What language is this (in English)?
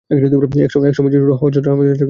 Bangla